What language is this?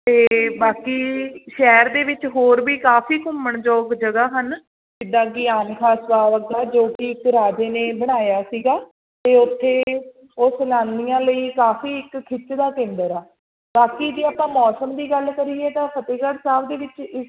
Punjabi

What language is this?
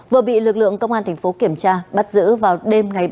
Vietnamese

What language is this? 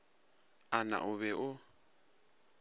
Northern Sotho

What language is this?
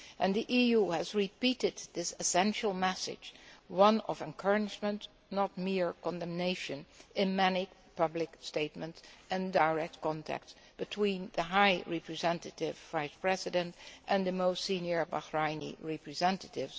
English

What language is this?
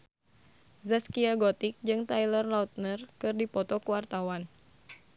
Sundanese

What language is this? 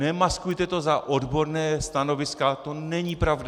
Czech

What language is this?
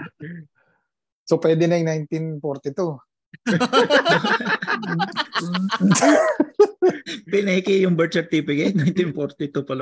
Filipino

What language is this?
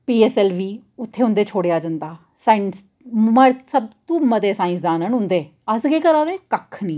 Dogri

